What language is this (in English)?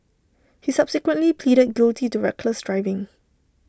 English